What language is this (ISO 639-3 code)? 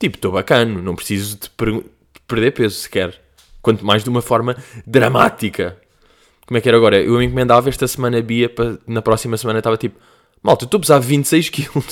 por